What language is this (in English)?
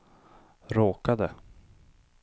Swedish